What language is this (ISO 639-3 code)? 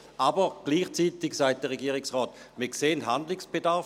gsw